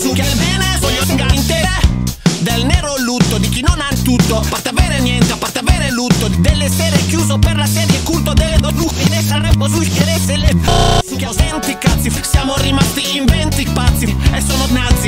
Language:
Italian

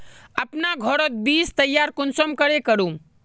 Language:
Magahi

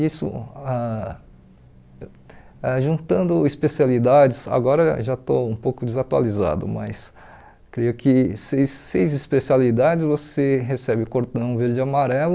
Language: Portuguese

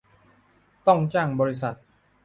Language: Thai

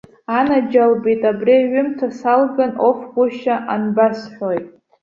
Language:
Abkhazian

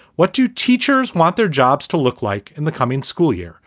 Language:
English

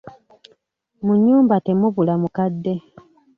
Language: Ganda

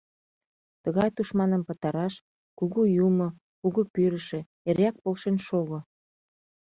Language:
Mari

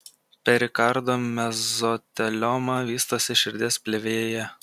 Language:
Lithuanian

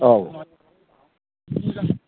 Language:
Bodo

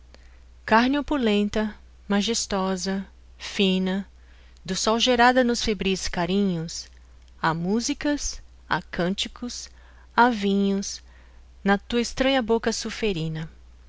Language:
Portuguese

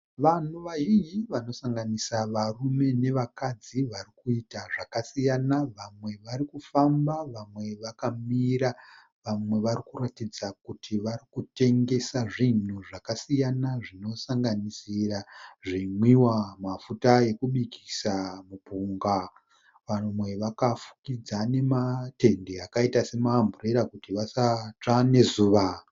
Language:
Shona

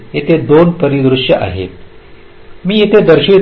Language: Marathi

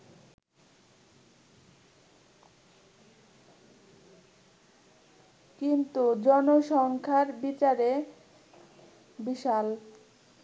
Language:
Bangla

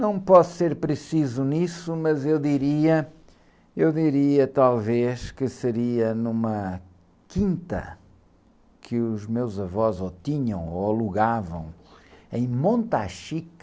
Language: Portuguese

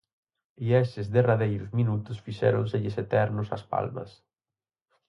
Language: Galician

